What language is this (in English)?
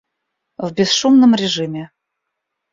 Russian